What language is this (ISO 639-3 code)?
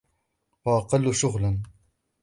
ara